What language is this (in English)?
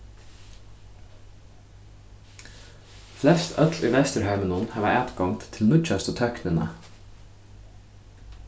Faroese